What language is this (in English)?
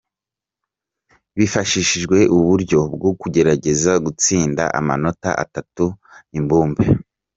Kinyarwanda